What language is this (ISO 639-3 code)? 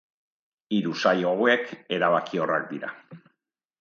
eus